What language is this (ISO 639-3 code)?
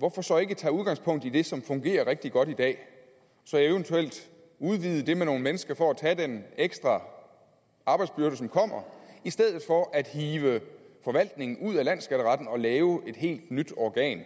dan